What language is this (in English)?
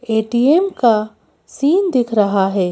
Hindi